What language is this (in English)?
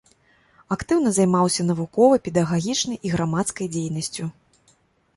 Belarusian